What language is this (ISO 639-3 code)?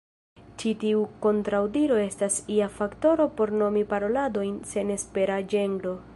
epo